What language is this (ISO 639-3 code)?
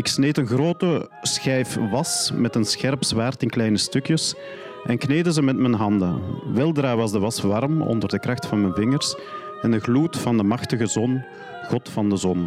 nld